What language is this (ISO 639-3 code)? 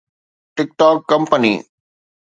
snd